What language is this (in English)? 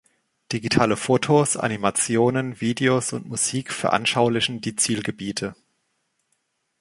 German